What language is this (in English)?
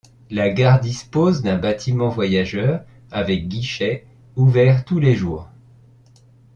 French